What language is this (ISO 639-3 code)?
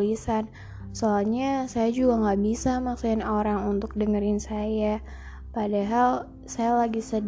ind